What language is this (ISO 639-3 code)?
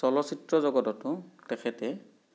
asm